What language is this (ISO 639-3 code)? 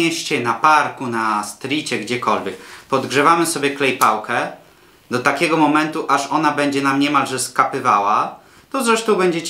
pol